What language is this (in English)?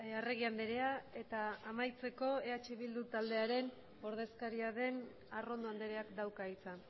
Basque